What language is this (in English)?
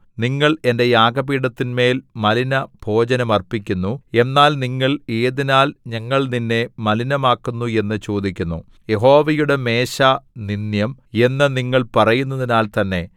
Malayalam